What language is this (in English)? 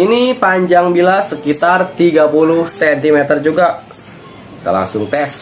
Indonesian